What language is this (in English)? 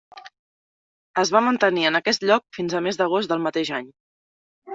Catalan